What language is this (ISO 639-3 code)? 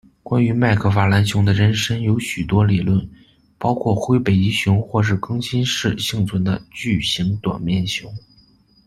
zho